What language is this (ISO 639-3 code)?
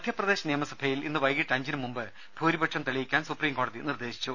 mal